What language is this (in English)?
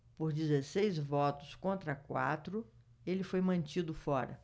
Portuguese